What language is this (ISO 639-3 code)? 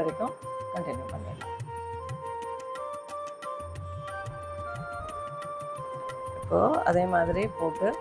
tam